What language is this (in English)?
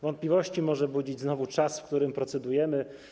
Polish